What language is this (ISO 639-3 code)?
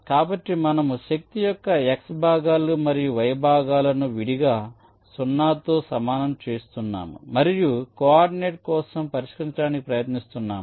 tel